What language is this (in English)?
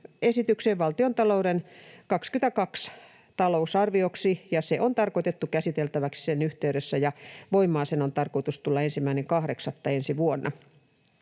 Finnish